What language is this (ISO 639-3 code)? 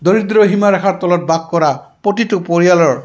asm